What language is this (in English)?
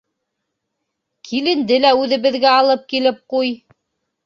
Bashkir